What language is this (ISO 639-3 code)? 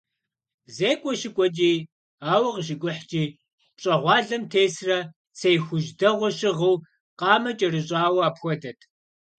kbd